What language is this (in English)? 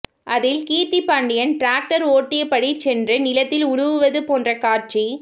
Tamil